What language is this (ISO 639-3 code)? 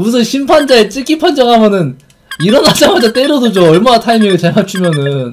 kor